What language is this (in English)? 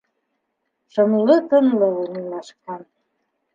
Bashkir